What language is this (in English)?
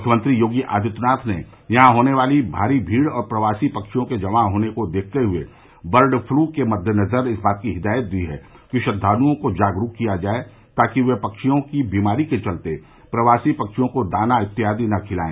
Hindi